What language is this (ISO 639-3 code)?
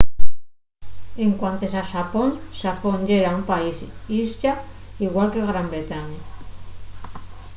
ast